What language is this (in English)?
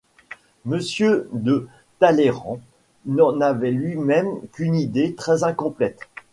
French